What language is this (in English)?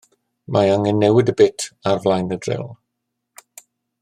Welsh